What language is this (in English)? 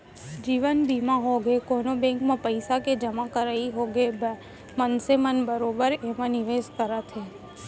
Chhattisgarhi